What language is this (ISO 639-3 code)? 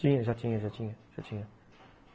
por